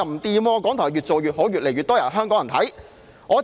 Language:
Cantonese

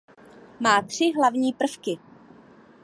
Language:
Czech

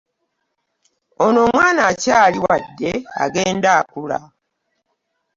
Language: Ganda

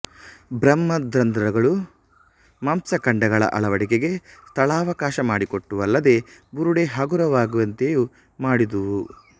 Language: Kannada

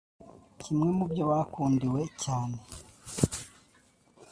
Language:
Kinyarwanda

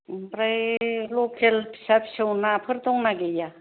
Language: Bodo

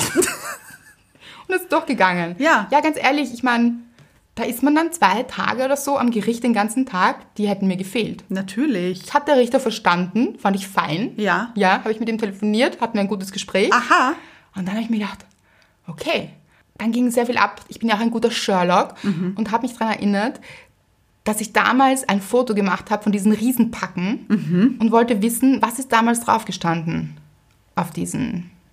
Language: German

